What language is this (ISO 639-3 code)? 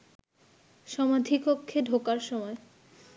ben